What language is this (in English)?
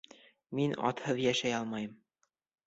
Bashkir